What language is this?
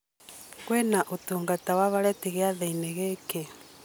Kikuyu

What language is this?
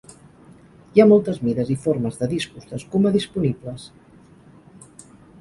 Catalan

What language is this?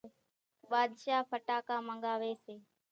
Kachi Koli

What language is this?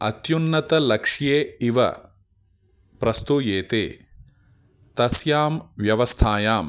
Sanskrit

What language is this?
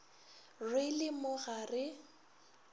Northern Sotho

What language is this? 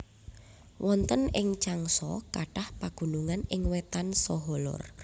Javanese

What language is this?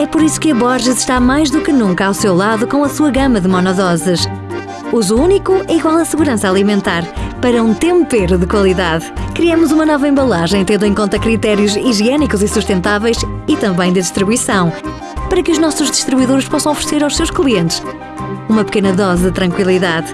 Portuguese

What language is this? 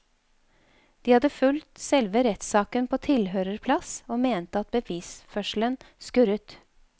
Norwegian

